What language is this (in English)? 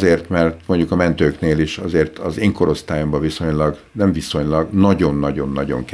Hungarian